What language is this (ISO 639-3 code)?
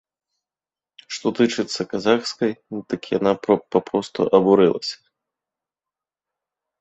bel